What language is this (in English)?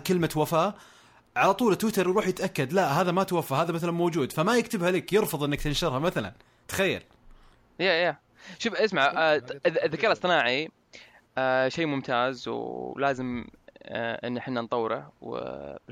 Arabic